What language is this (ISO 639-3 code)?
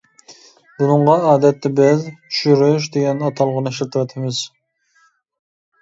uig